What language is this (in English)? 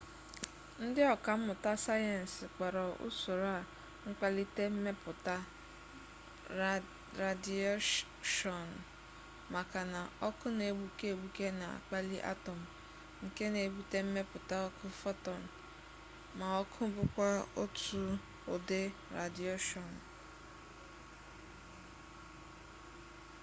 Igbo